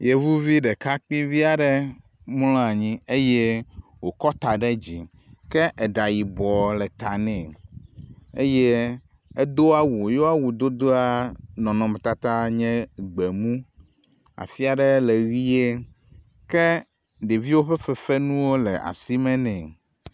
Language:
Ewe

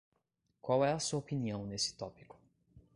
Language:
Portuguese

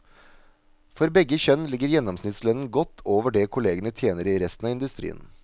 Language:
Norwegian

